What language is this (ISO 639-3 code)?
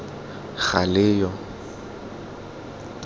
tsn